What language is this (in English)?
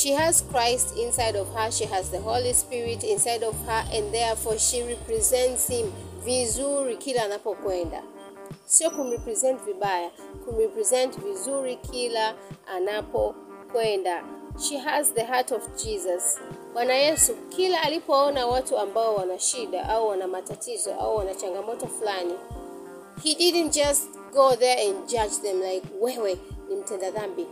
Swahili